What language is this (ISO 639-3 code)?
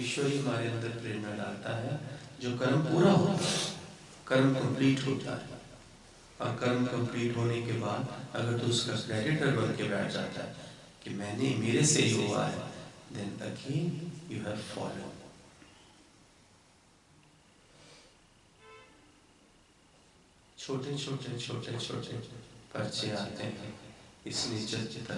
hin